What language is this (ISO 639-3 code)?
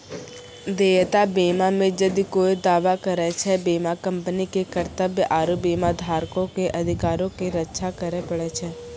mai